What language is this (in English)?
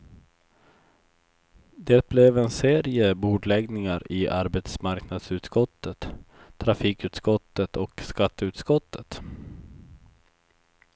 Swedish